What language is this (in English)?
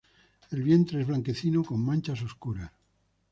Spanish